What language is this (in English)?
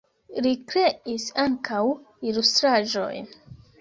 Esperanto